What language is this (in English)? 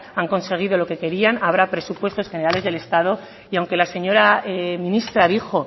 Spanish